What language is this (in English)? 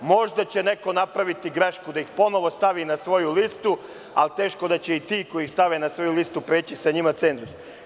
Serbian